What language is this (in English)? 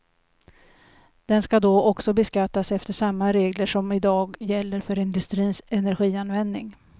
Swedish